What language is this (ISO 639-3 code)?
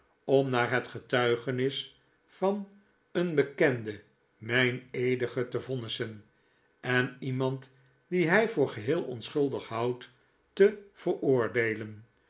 nld